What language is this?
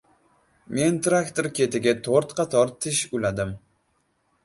Uzbek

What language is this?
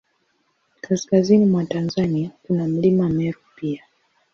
Swahili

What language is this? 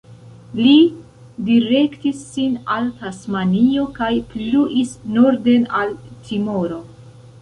Esperanto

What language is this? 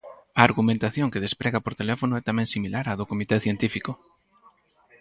Galician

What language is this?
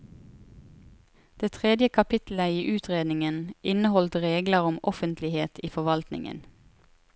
Norwegian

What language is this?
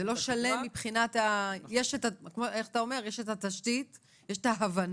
Hebrew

